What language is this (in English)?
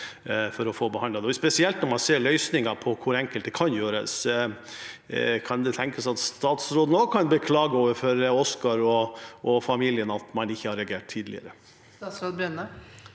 Norwegian